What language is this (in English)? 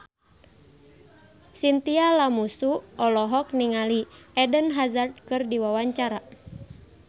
Sundanese